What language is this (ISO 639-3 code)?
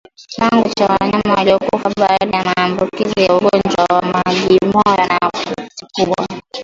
swa